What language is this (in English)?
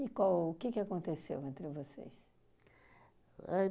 Portuguese